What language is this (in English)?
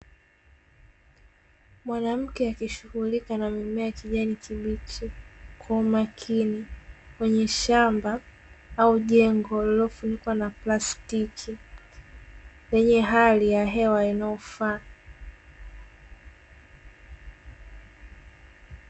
Swahili